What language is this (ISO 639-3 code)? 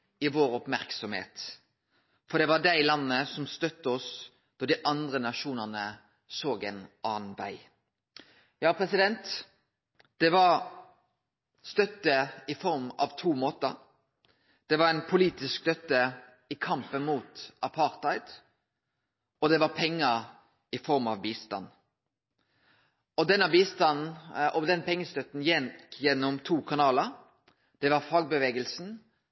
nno